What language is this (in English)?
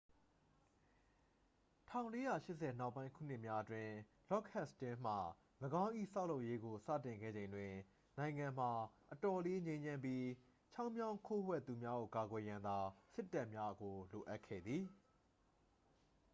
Burmese